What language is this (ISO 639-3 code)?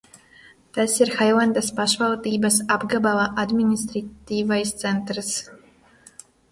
lav